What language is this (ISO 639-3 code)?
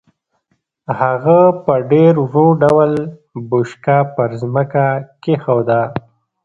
pus